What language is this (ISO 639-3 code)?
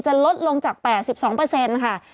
tha